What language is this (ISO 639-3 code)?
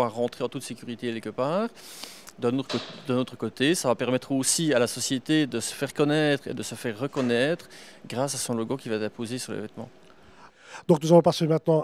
fra